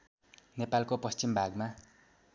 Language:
Nepali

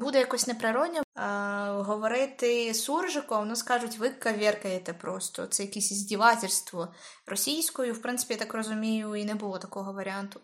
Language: Ukrainian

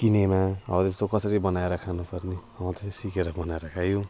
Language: Nepali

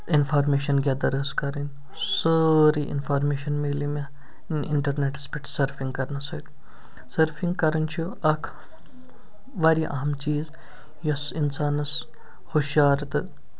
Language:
Kashmiri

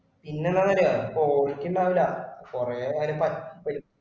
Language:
Malayalam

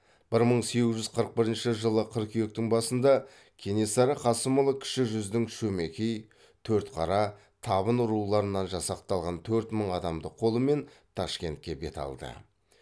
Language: Kazakh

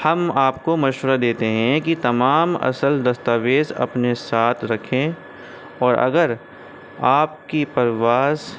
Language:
Urdu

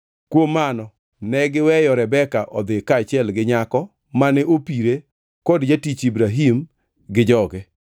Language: Luo (Kenya and Tanzania)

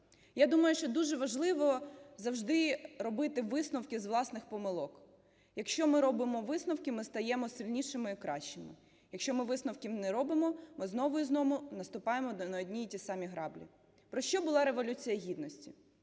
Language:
Ukrainian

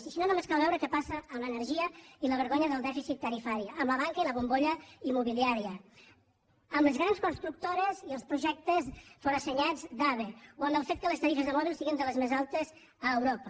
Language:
Catalan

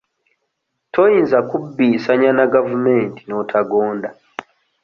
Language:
Ganda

